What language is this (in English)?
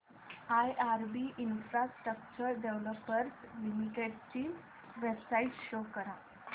Marathi